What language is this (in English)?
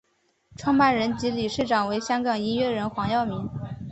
Chinese